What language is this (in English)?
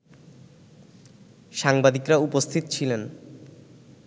Bangla